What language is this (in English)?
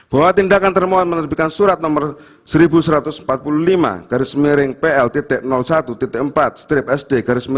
Indonesian